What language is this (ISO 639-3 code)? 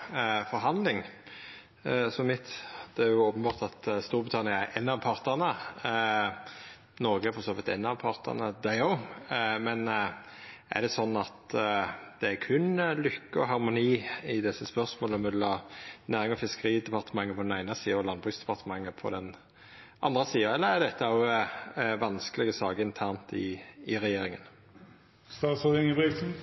nor